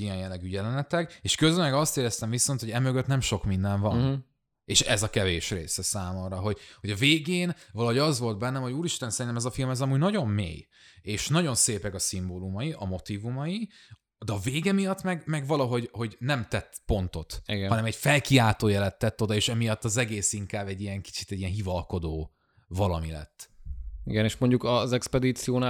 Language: Hungarian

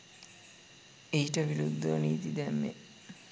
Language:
Sinhala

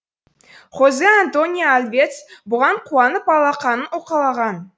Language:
Kazakh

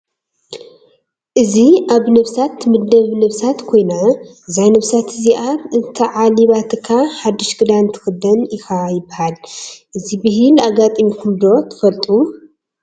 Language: Tigrinya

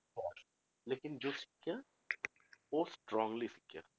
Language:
Punjabi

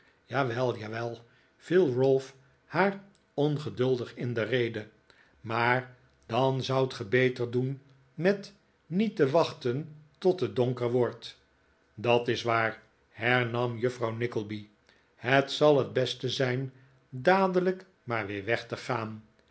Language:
Dutch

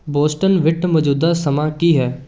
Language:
Punjabi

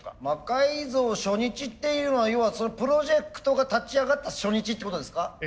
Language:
Japanese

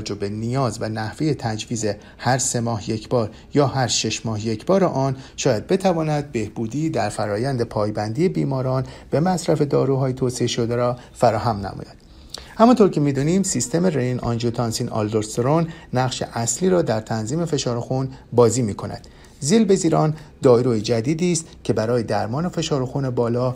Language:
Persian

